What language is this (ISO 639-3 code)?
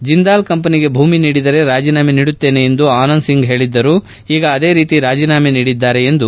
kan